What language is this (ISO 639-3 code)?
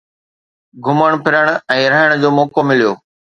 snd